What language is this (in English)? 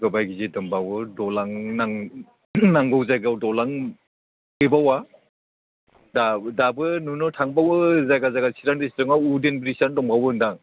Bodo